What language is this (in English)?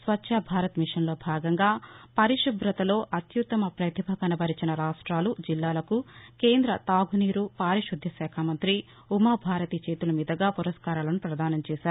Telugu